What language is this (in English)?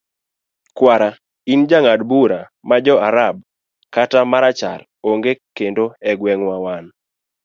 Luo (Kenya and Tanzania)